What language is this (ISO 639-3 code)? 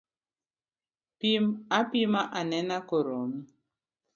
luo